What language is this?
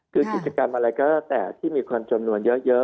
Thai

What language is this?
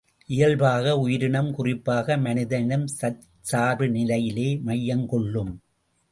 Tamil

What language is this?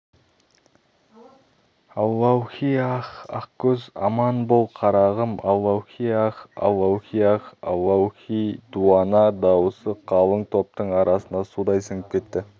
Kazakh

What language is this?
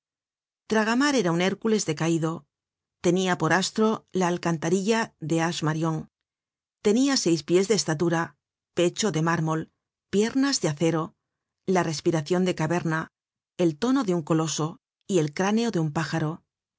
Spanish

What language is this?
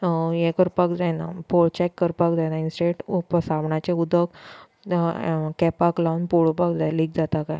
Konkani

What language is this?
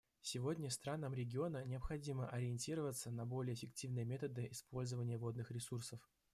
Russian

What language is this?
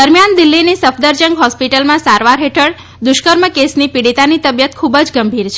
Gujarati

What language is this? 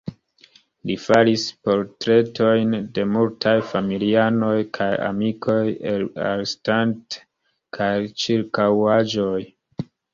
Esperanto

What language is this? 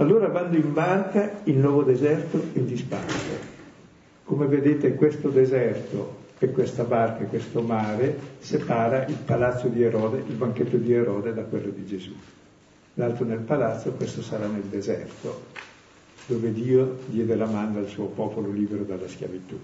Italian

